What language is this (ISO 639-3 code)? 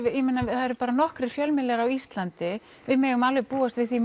isl